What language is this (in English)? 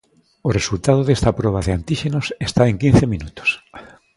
Galician